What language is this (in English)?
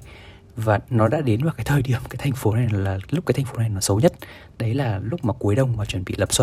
Vietnamese